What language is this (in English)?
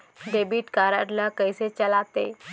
Chhattisgarhi